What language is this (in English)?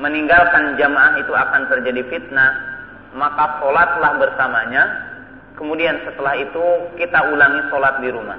Indonesian